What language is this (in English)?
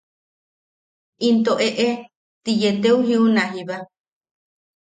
Yaqui